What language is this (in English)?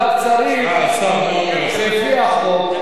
Hebrew